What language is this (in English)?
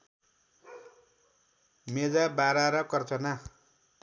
Nepali